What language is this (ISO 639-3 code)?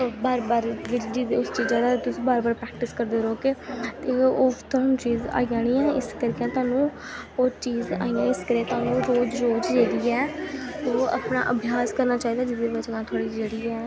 doi